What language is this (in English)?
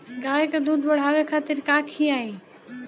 Bhojpuri